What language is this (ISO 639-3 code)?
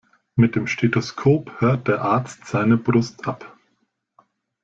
deu